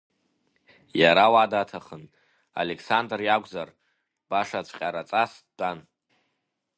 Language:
Abkhazian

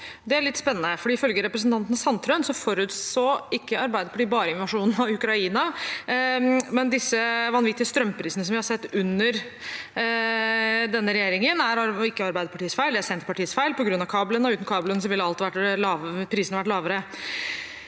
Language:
Norwegian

